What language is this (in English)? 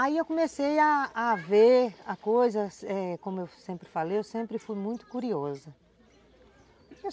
Portuguese